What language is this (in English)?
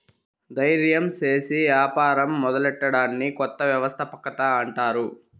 Telugu